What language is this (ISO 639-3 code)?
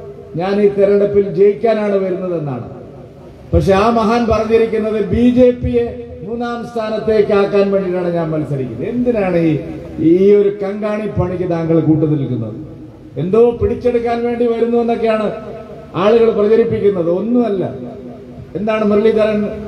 mal